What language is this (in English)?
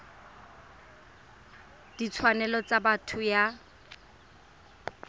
Tswana